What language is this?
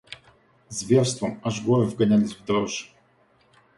Russian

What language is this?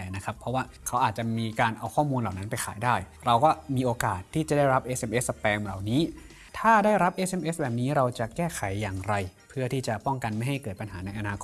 Thai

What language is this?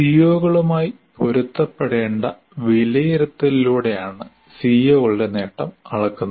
Malayalam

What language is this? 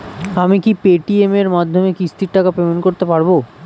Bangla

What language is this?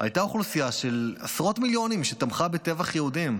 Hebrew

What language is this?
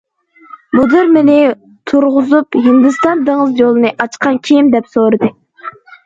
Uyghur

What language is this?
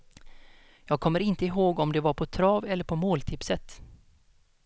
Swedish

